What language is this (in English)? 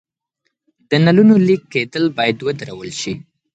Pashto